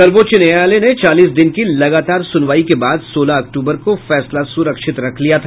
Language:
Hindi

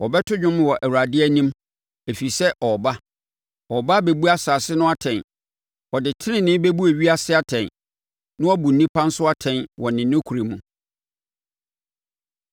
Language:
Akan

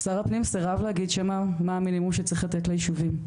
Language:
Hebrew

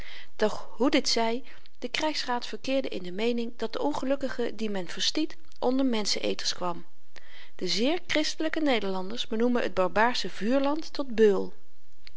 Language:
Dutch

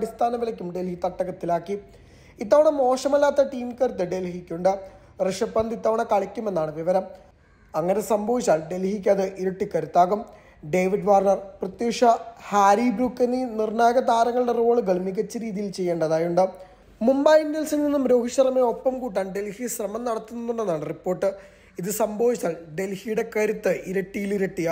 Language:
Malayalam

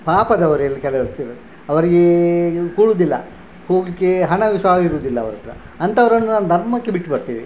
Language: Kannada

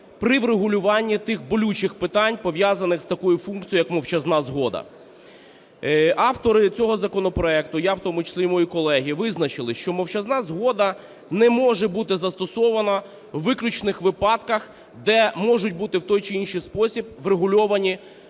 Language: Ukrainian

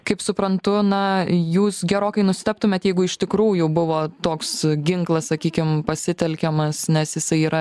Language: Lithuanian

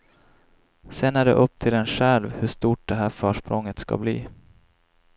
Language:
Swedish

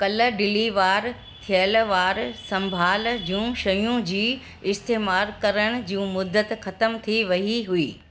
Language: Sindhi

